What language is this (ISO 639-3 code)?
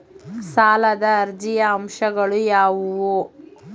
kan